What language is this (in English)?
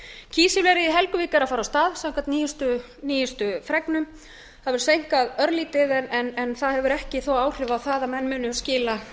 Icelandic